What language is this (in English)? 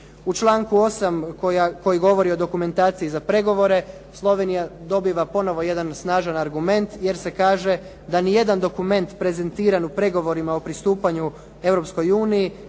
Croatian